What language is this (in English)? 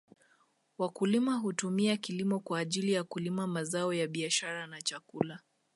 Swahili